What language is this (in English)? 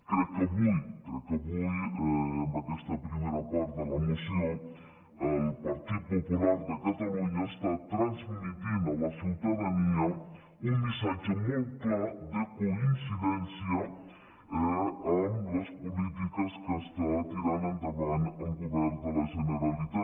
Catalan